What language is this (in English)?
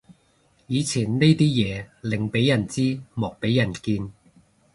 Cantonese